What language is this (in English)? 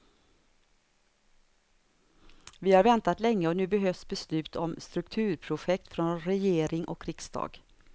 Swedish